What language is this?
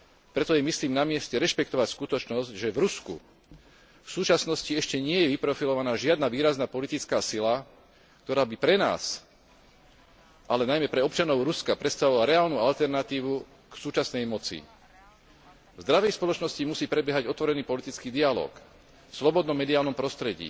Slovak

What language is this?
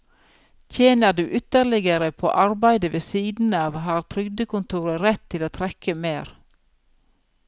Norwegian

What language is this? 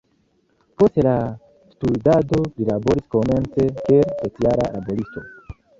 Esperanto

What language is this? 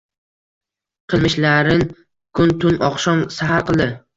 Uzbek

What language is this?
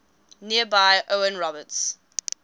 English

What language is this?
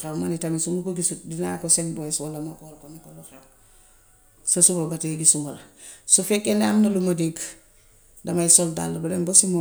Gambian Wolof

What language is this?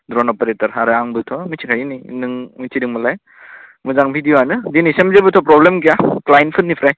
Bodo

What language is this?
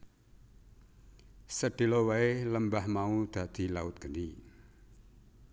Javanese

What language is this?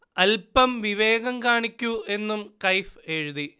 Malayalam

